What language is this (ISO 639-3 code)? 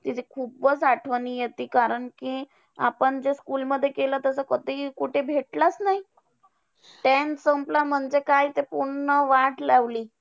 mar